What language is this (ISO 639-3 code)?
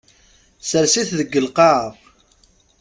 kab